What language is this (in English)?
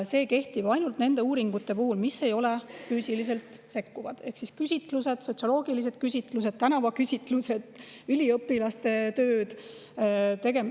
Estonian